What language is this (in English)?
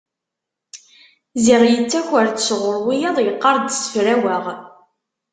Kabyle